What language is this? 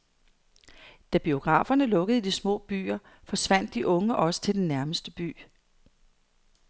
Danish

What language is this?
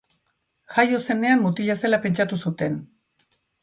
Basque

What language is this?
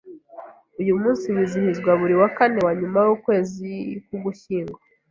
Kinyarwanda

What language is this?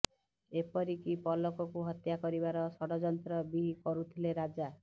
Odia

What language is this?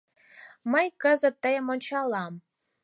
Mari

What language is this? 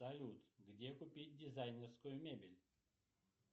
Russian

